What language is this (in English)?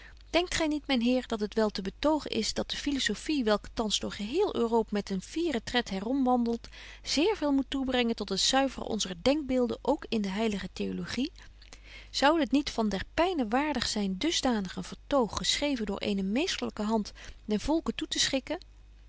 Dutch